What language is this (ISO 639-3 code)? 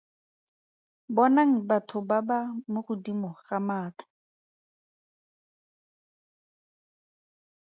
tsn